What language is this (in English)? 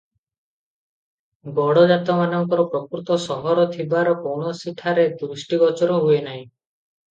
Odia